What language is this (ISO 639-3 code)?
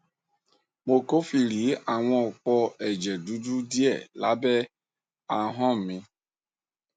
yor